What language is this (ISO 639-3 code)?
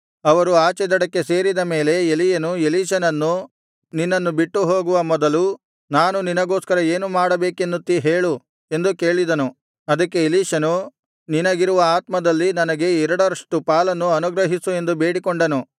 kan